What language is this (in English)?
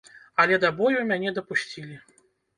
Belarusian